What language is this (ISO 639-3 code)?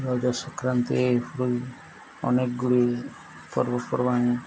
ori